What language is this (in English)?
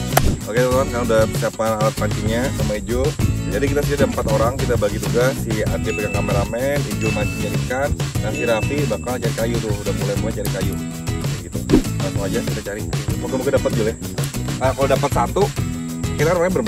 Indonesian